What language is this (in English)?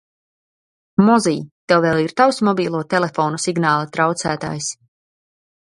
Latvian